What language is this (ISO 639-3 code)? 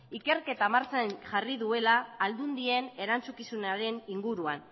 eus